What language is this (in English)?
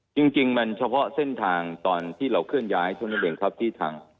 Thai